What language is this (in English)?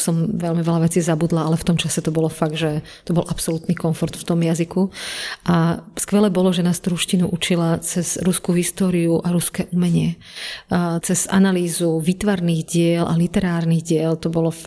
Slovak